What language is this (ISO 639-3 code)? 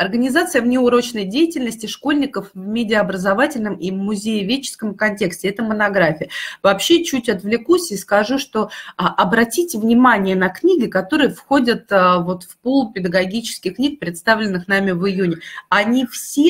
rus